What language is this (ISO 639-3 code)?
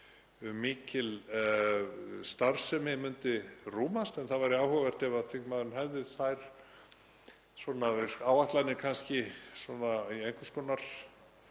isl